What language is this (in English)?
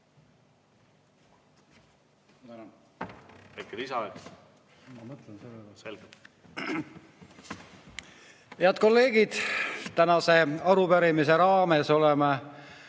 Estonian